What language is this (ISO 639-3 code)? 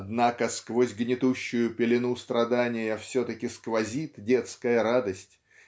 rus